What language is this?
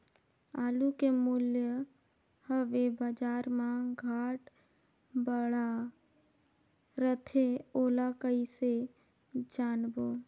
Chhattisgarhi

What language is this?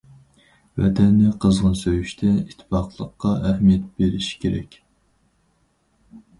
Uyghur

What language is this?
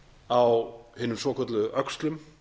Icelandic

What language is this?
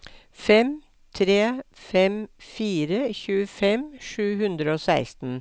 Norwegian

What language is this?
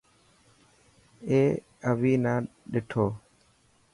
Dhatki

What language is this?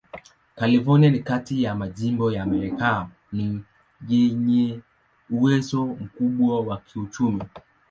Swahili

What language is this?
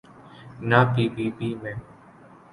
Urdu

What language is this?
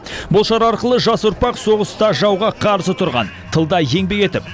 Kazakh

